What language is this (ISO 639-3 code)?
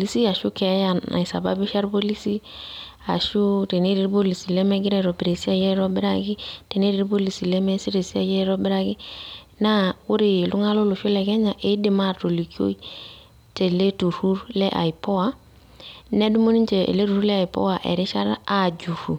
mas